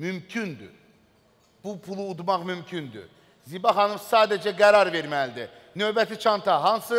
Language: Turkish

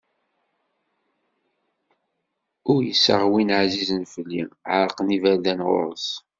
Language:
Kabyle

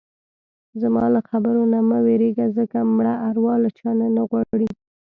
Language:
Pashto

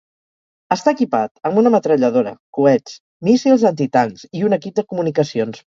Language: Catalan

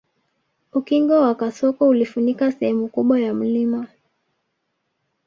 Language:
Swahili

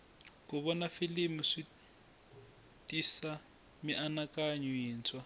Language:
Tsonga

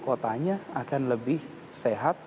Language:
Indonesian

